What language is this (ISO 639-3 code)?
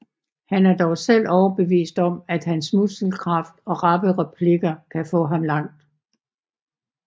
dan